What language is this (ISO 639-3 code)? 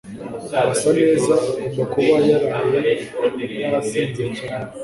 kin